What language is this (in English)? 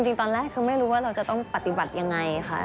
Thai